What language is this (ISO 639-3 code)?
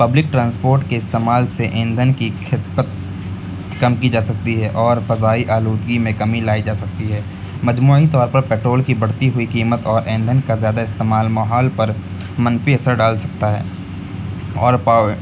urd